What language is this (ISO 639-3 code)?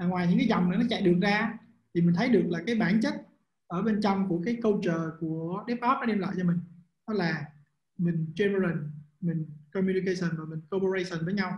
vie